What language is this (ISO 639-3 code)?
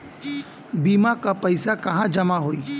bho